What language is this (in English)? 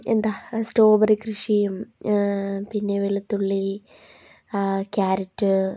Malayalam